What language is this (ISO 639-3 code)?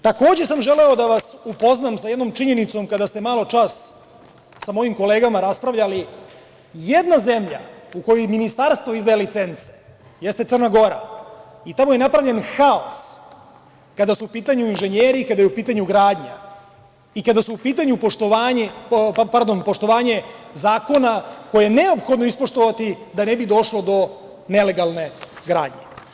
srp